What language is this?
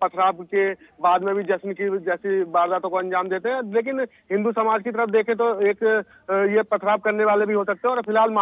Hindi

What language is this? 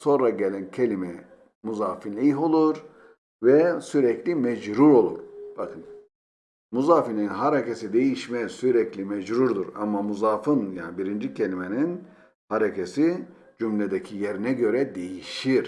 Turkish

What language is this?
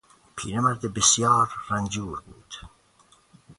Persian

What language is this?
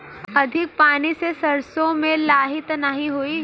Bhojpuri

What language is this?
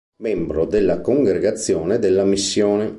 Italian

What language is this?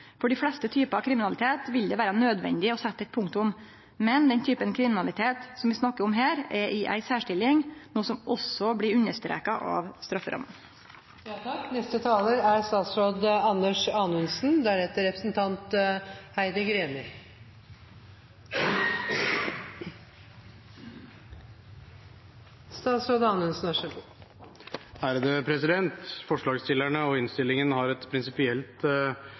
Norwegian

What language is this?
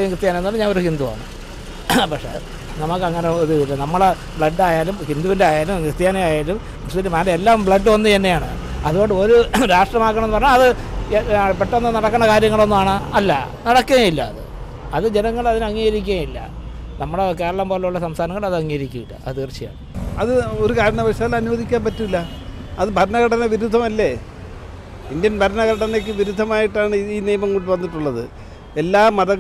Malayalam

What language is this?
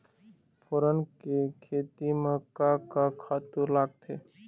Chhattisgarhi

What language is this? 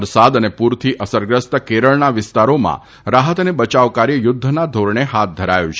Gujarati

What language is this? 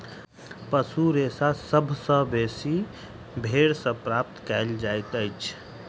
Maithili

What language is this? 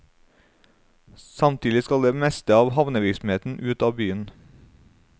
Norwegian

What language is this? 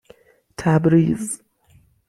Persian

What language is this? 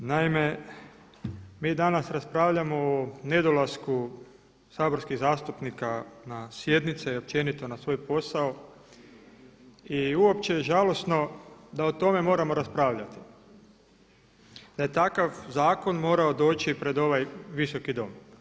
Croatian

